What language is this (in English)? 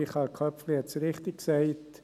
Swiss German